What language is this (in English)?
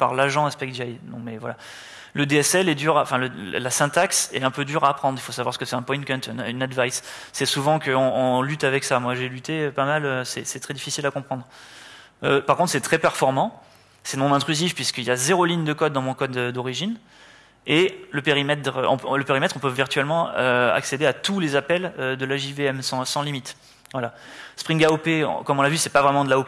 French